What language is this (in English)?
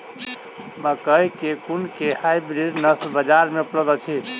Maithili